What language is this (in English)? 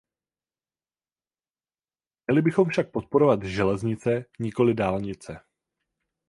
Czech